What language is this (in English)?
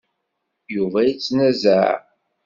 Kabyle